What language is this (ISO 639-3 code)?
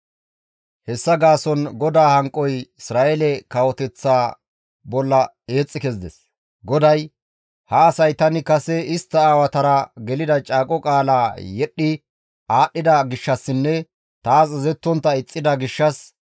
gmv